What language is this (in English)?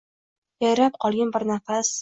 Uzbek